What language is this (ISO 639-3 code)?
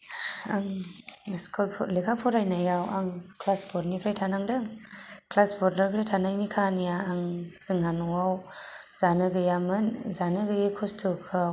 brx